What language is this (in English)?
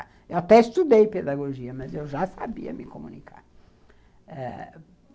Portuguese